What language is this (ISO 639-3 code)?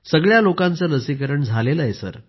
mar